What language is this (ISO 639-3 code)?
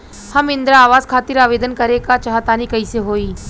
bho